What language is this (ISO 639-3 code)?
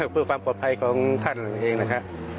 tha